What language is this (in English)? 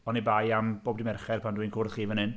Welsh